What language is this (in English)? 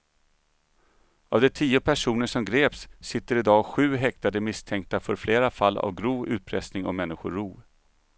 Swedish